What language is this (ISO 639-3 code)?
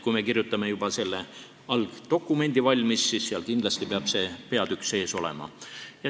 est